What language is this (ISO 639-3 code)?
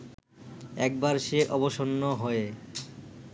ben